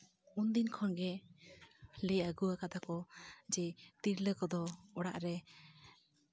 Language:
Santali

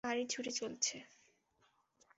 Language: Bangla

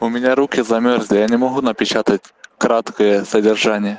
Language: Russian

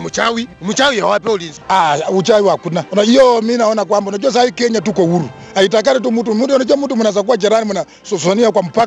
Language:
Swahili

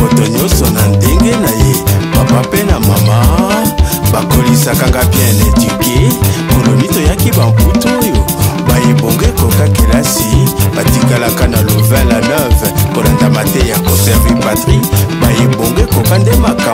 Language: French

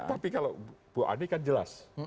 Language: Indonesian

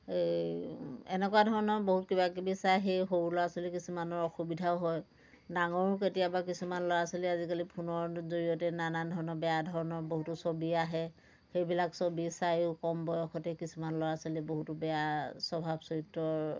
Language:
Assamese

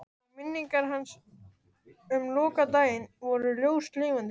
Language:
Icelandic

